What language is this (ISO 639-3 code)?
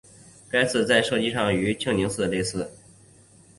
zho